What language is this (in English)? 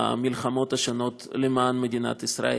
Hebrew